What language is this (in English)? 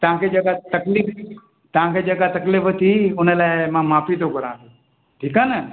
Sindhi